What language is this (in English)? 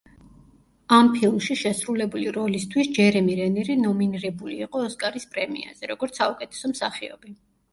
Georgian